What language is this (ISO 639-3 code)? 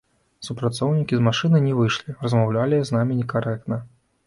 bel